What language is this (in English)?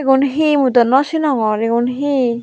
Chakma